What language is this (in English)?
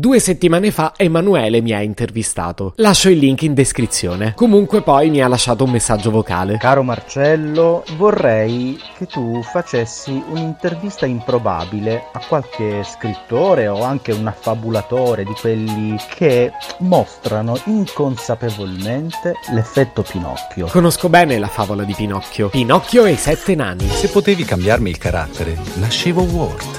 Italian